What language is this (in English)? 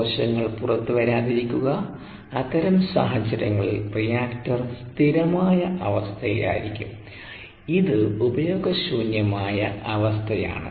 Malayalam